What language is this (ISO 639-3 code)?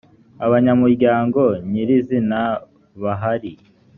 kin